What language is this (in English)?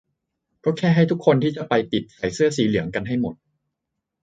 Thai